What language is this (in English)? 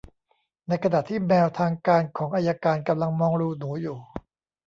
Thai